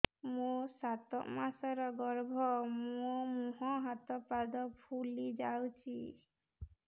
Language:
Odia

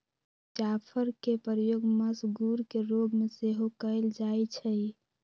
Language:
Magahi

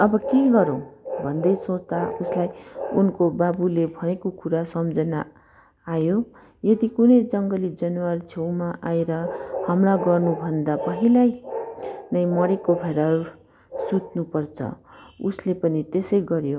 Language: Nepali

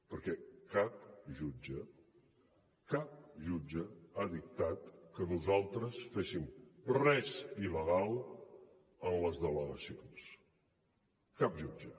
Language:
Catalan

